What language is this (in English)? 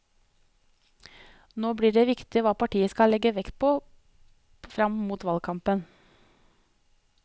Norwegian